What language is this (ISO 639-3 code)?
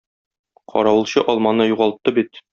tat